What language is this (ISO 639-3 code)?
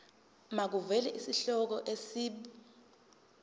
zul